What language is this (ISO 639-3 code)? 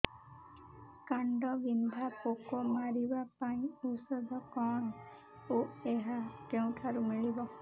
ori